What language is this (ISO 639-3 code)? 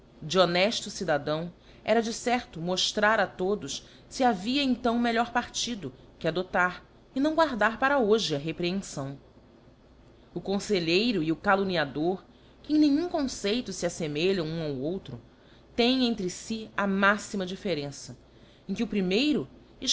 por